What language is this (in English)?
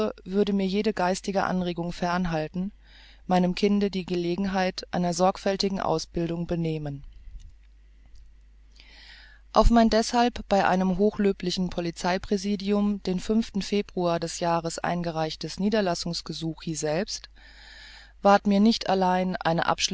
German